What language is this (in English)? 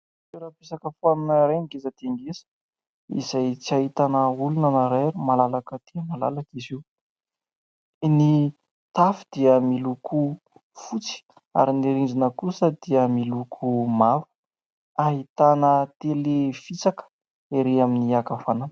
Malagasy